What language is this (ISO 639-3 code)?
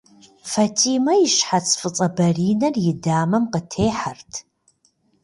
kbd